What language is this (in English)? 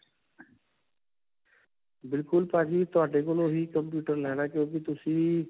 Punjabi